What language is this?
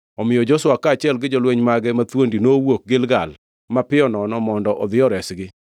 Luo (Kenya and Tanzania)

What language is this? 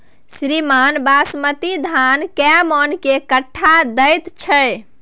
Maithili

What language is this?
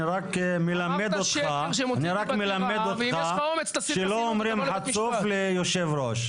Hebrew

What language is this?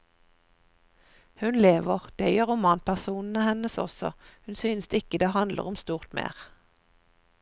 Norwegian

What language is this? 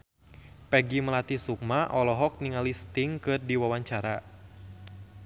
Sundanese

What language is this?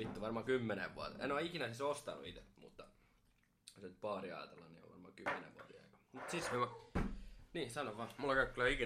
Finnish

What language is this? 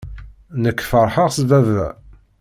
Kabyle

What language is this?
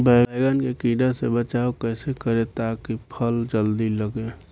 Bhojpuri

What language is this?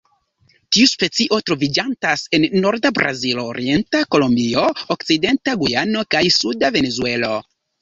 Esperanto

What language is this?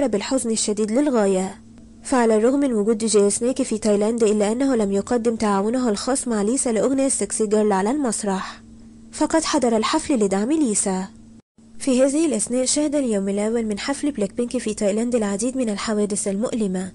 Arabic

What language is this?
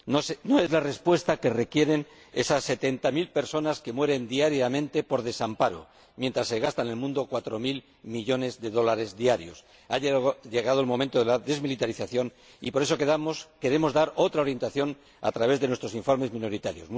Spanish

